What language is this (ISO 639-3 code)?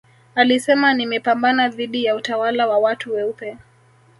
swa